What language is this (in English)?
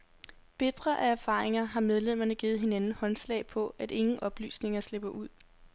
Danish